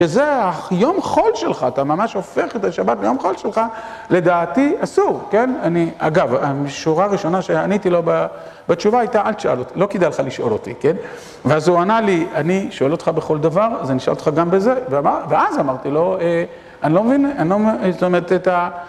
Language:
Hebrew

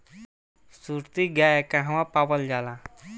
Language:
Bhojpuri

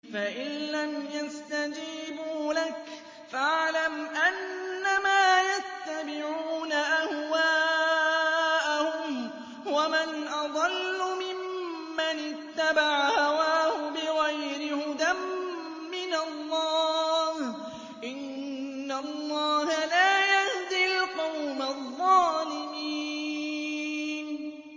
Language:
Arabic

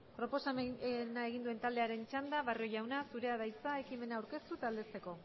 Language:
Basque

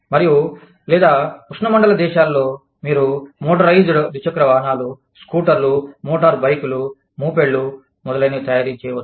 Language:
Telugu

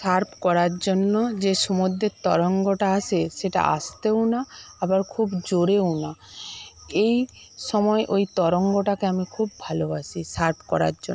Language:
Bangla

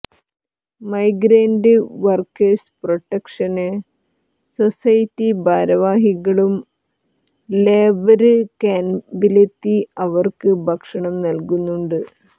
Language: Malayalam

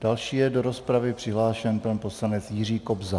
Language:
Czech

